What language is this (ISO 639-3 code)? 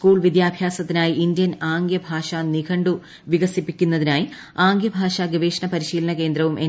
mal